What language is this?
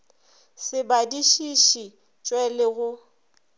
Northern Sotho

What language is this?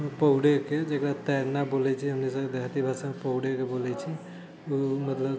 Maithili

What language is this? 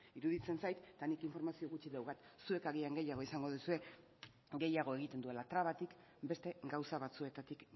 Basque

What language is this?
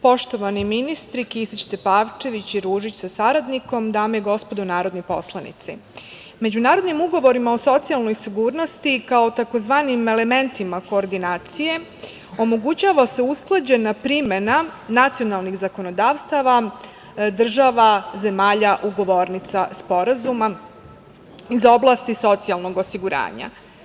Serbian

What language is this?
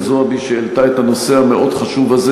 Hebrew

